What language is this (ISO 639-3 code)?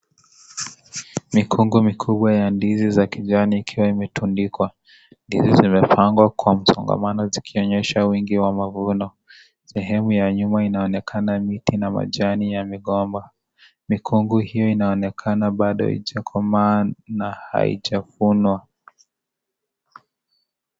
swa